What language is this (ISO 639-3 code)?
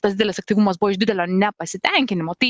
lit